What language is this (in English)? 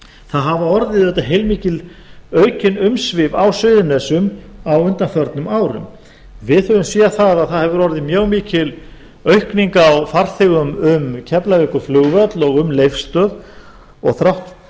Icelandic